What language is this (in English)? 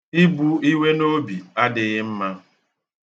Igbo